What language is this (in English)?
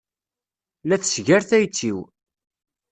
Kabyle